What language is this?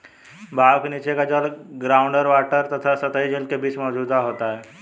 Hindi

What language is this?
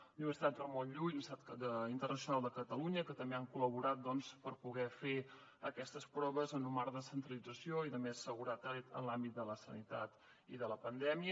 Catalan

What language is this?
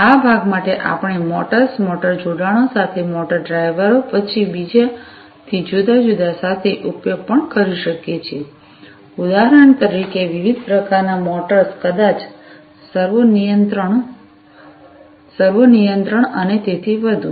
Gujarati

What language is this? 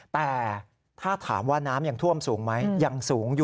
Thai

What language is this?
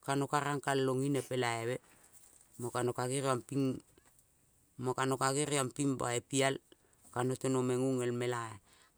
Kol (Papua New Guinea)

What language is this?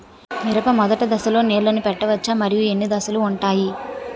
Telugu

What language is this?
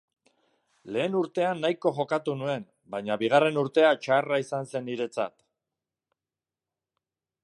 Basque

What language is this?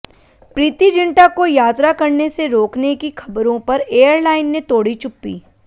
Hindi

